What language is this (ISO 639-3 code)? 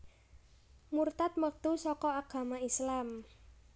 jav